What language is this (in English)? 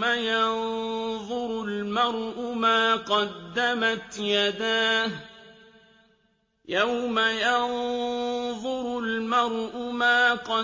Arabic